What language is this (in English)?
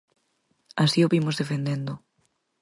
Galician